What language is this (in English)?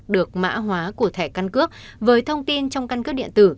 Vietnamese